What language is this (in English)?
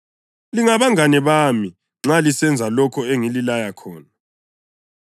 North Ndebele